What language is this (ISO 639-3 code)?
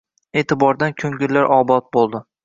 uzb